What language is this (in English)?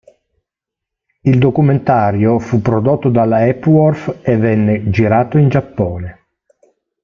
Italian